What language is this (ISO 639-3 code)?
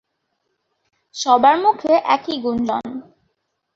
ben